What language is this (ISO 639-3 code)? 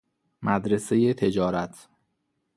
fas